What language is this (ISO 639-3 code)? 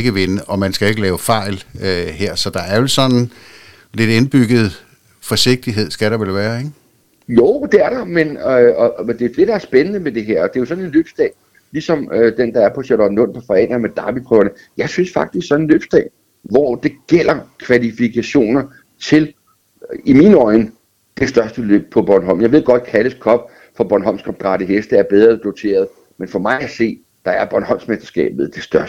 dan